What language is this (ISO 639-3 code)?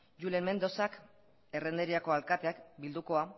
eus